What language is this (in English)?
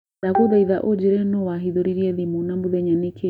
Kikuyu